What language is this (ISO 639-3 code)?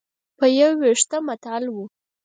pus